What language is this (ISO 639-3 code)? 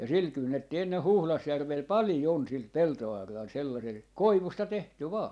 fin